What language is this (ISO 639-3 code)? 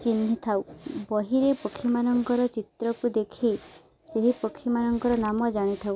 ori